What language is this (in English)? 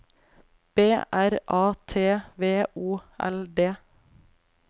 Norwegian